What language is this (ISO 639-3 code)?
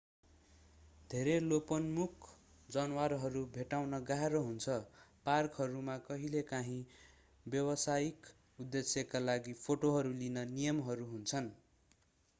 nep